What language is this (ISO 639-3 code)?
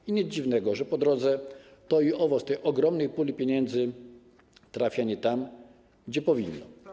pol